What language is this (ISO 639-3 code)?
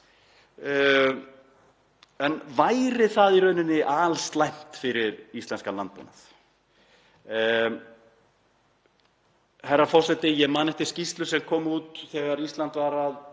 isl